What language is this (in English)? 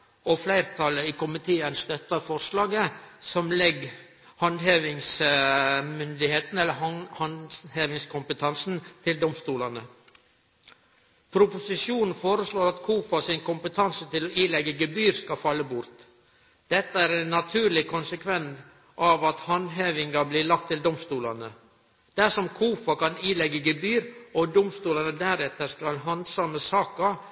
Norwegian Nynorsk